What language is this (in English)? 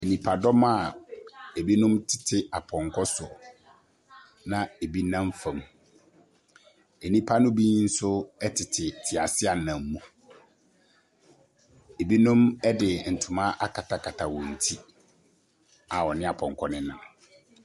Akan